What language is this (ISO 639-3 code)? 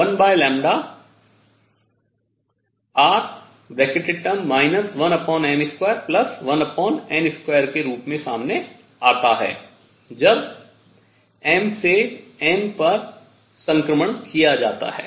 hin